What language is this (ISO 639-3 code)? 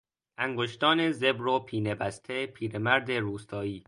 fas